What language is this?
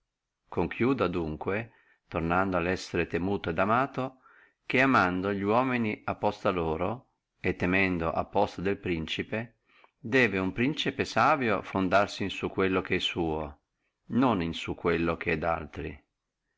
Italian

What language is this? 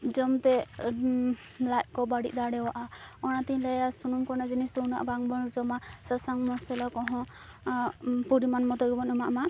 Santali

